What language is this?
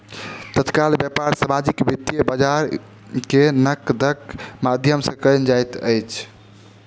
Maithili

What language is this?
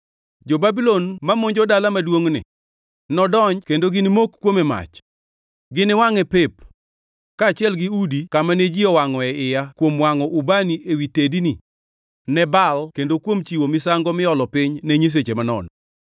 Luo (Kenya and Tanzania)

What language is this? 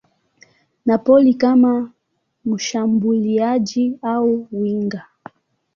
Swahili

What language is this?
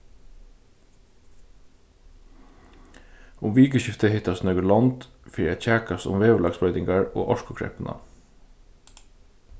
Faroese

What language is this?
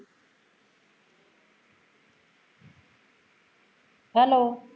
Punjabi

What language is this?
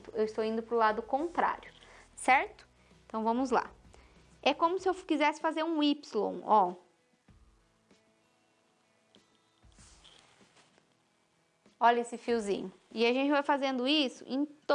Portuguese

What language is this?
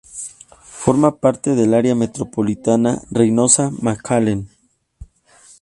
Spanish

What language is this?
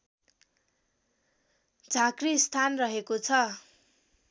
Nepali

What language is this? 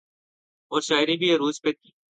Urdu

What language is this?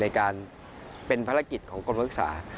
Thai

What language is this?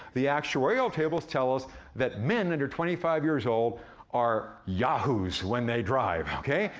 English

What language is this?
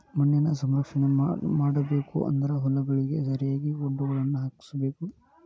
Kannada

